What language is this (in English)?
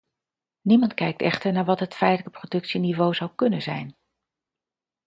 Dutch